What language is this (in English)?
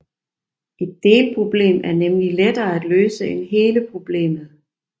Danish